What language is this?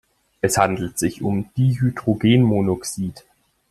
German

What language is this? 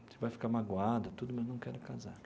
Portuguese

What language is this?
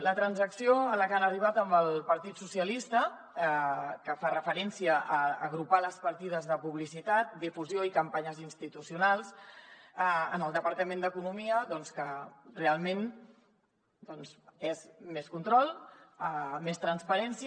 Catalan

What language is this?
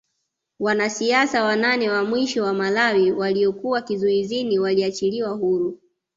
Swahili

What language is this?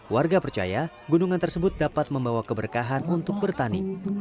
Indonesian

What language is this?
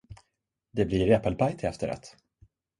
Swedish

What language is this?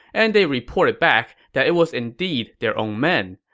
English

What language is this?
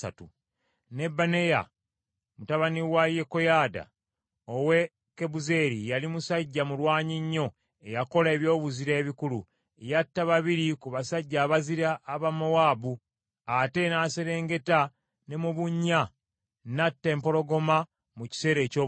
Ganda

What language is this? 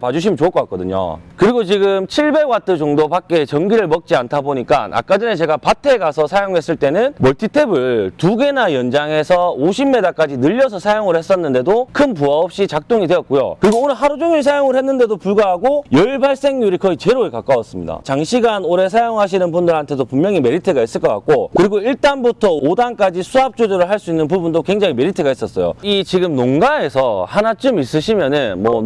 Korean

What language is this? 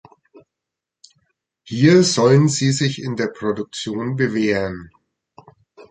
German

